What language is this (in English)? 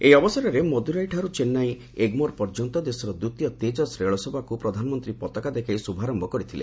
Odia